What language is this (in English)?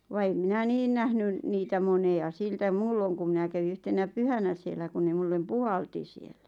Finnish